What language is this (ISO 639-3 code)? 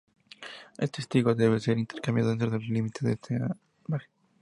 spa